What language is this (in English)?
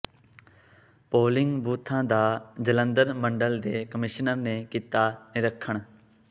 Punjabi